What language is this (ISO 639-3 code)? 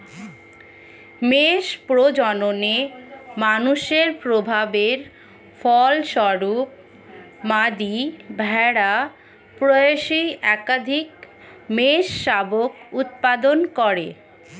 ben